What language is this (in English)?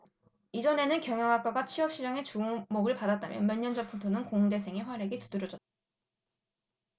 Korean